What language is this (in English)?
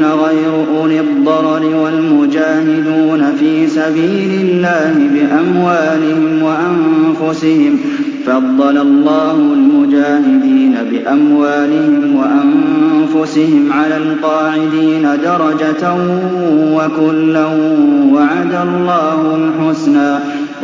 Arabic